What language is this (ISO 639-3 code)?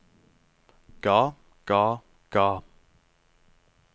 nor